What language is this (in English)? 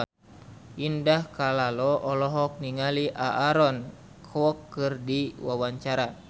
Sundanese